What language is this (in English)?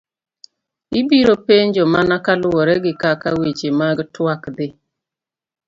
Luo (Kenya and Tanzania)